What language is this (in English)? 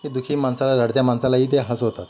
Marathi